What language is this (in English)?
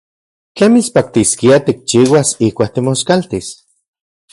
Central Puebla Nahuatl